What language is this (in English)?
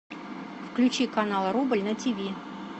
Russian